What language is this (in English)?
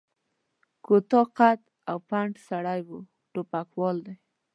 Pashto